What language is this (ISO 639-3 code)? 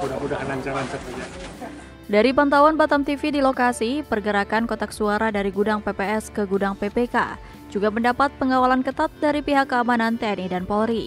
ind